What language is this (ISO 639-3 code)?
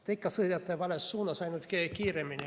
est